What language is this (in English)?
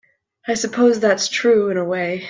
English